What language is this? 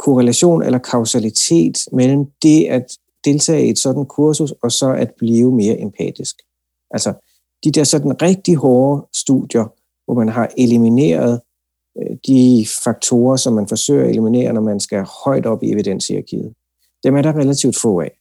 Danish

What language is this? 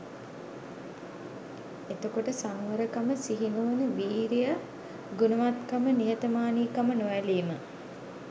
Sinhala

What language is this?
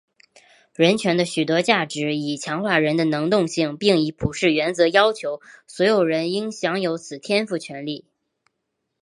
Chinese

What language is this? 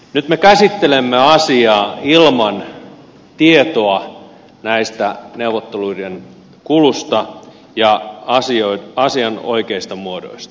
Finnish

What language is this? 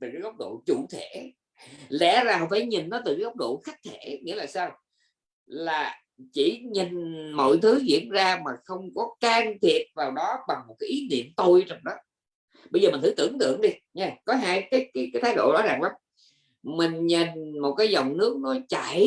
Vietnamese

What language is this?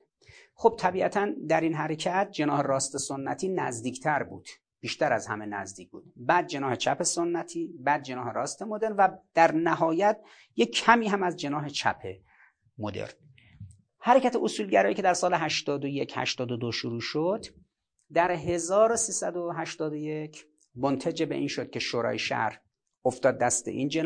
Persian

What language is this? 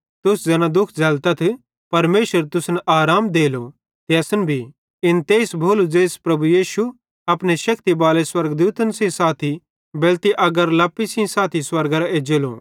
Bhadrawahi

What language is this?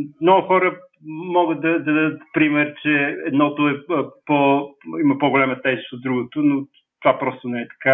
Bulgarian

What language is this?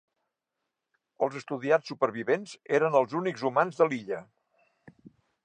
Catalan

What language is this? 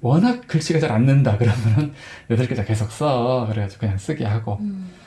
Korean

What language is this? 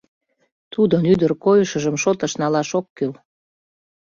Mari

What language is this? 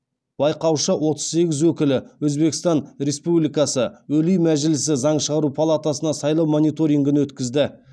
Kazakh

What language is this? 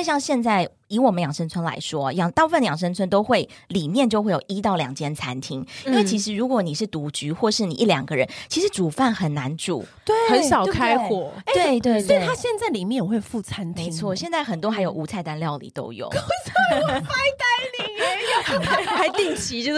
Chinese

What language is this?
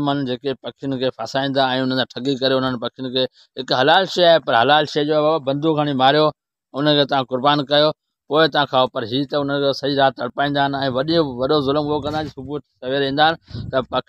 Arabic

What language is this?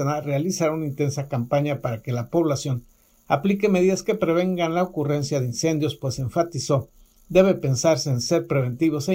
Spanish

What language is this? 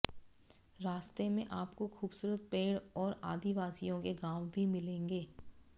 Hindi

